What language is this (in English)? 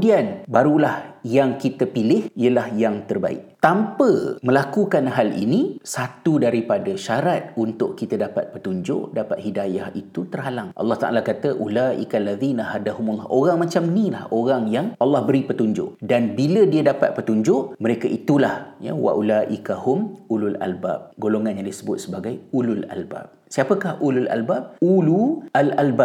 Malay